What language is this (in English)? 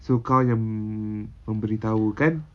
English